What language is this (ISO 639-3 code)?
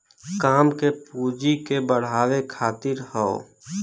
bho